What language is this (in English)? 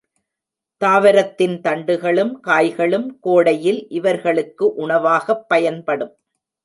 Tamil